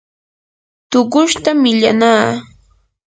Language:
Yanahuanca Pasco Quechua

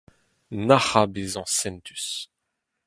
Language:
Breton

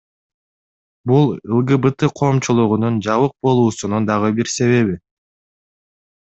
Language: Kyrgyz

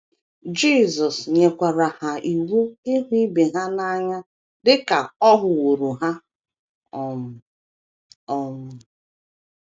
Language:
Igbo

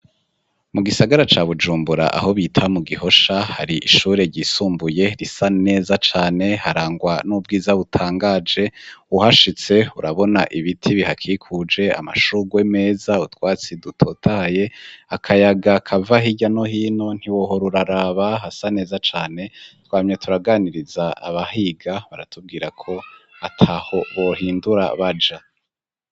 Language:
Rundi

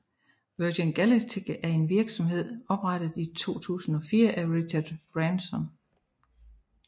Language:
Danish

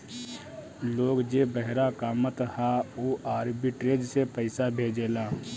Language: Bhojpuri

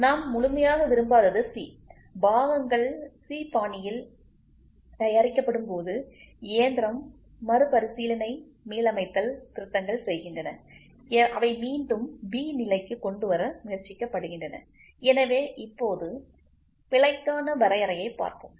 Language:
Tamil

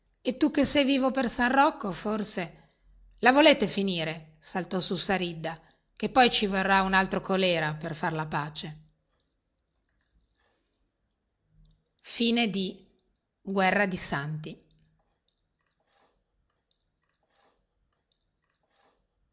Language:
Italian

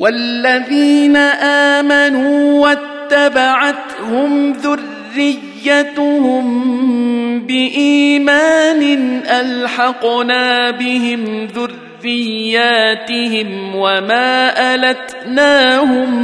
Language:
Arabic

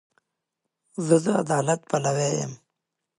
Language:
Pashto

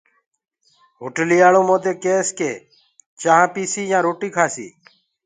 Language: Gurgula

